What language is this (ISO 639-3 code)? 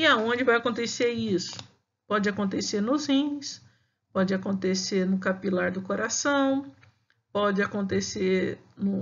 por